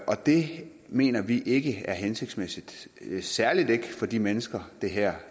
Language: Danish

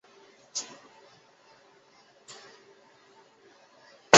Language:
Chinese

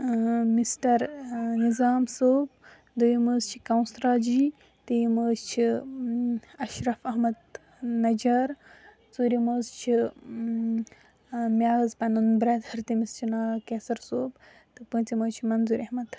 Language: Kashmiri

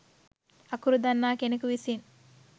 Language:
Sinhala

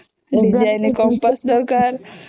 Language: Odia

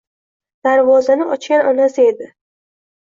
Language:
Uzbek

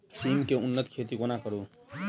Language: Maithili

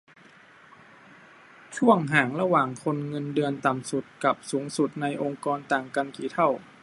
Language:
Thai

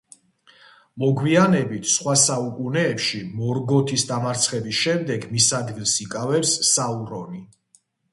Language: Georgian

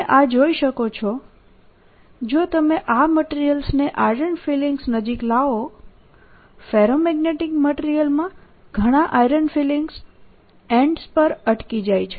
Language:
Gujarati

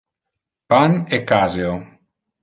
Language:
Interlingua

